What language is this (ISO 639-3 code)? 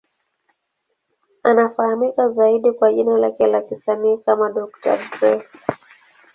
swa